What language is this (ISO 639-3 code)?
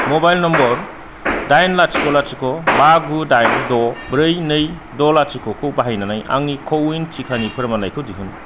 brx